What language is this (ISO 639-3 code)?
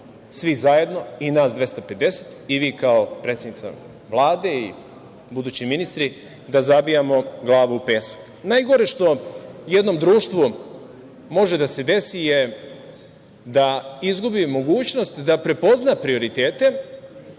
srp